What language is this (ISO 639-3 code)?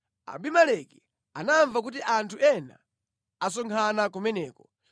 nya